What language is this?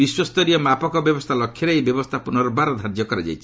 Odia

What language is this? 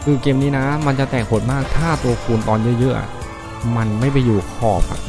Thai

